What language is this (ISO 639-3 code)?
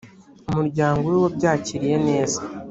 kin